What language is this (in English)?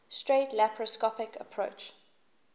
English